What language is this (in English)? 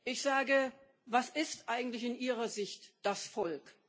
German